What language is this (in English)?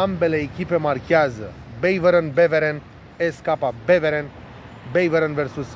Romanian